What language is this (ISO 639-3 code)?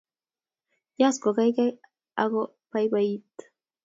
kln